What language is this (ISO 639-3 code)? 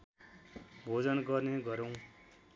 nep